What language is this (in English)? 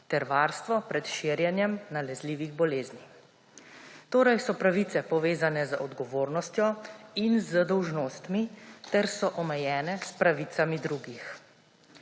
Slovenian